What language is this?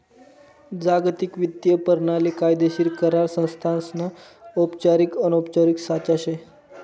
Marathi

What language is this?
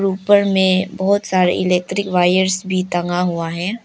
Hindi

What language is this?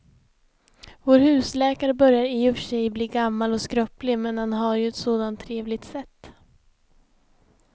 Swedish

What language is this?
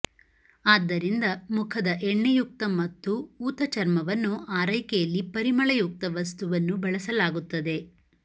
Kannada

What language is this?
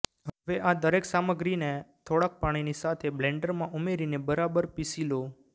Gujarati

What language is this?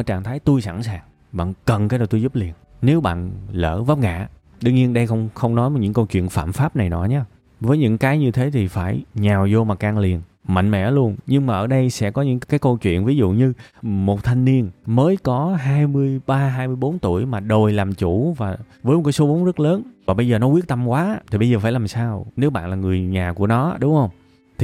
Vietnamese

